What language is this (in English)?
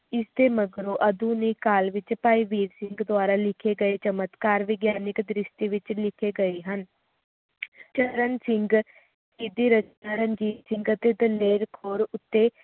Punjabi